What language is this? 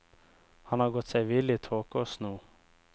Norwegian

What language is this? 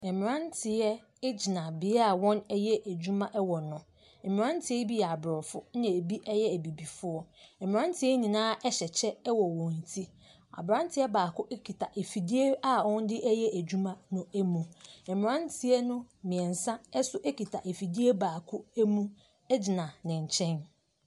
Akan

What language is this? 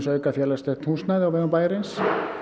Icelandic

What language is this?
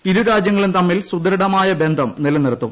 Malayalam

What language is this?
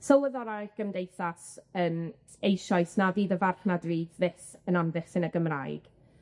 Welsh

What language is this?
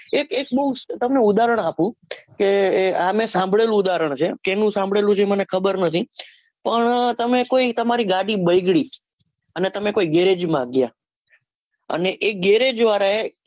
Gujarati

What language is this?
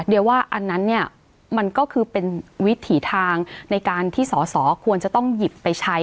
Thai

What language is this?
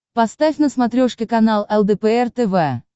Russian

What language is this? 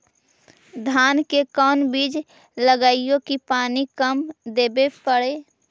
Magahi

